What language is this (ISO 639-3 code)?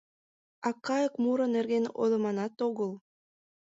chm